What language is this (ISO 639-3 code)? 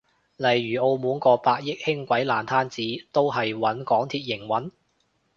yue